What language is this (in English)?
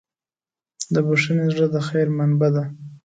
Pashto